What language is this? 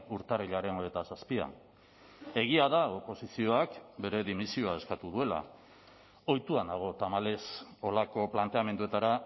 Basque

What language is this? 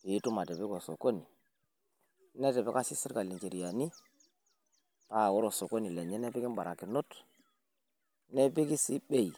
Masai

